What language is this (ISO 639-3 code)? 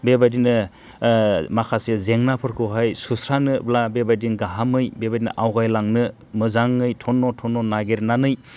brx